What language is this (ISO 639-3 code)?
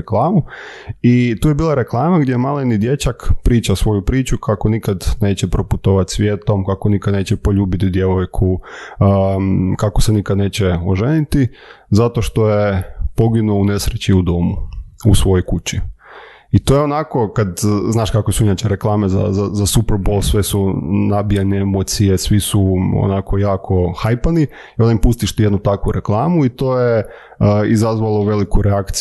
hrv